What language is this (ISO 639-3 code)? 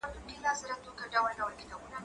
pus